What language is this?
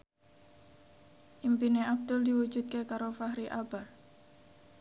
Javanese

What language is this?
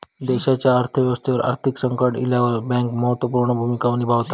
Marathi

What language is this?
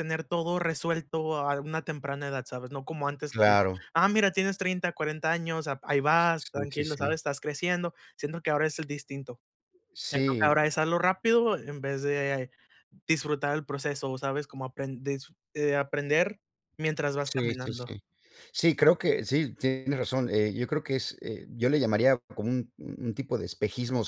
Spanish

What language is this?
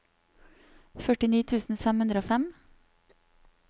Norwegian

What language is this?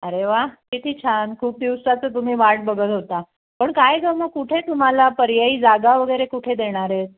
Marathi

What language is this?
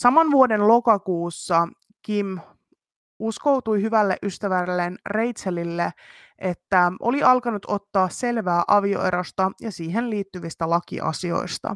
Finnish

